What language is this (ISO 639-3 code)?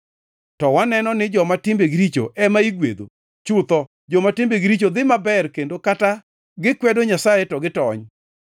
luo